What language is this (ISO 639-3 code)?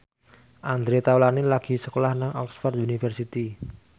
jav